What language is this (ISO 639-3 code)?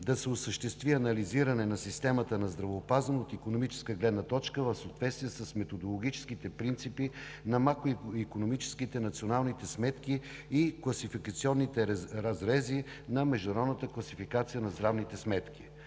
bul